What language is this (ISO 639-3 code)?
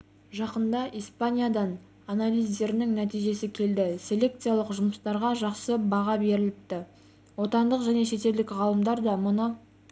kaz